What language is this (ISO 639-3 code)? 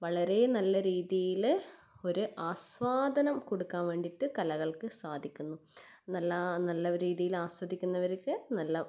mal